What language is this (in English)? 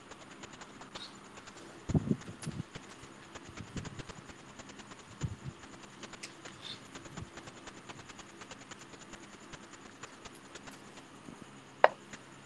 Malay